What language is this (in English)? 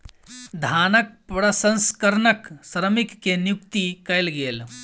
Maithili